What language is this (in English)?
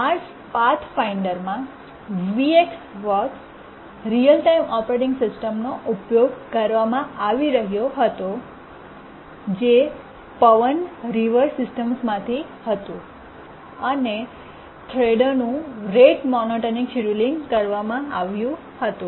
Gujarati